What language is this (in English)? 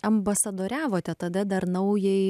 Lithuanian